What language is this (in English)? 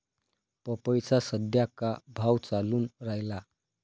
Marathi